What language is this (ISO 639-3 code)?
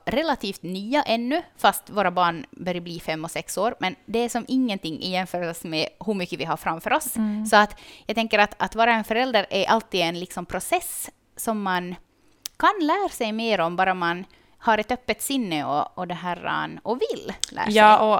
swe